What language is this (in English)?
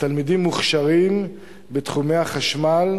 Hebrew